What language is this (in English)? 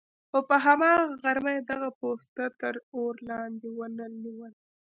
Pashto